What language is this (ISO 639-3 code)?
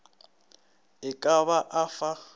nso